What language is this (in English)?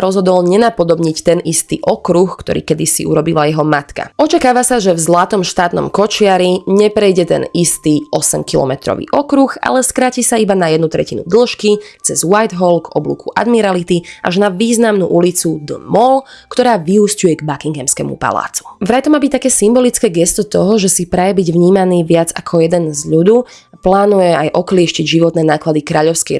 Slovak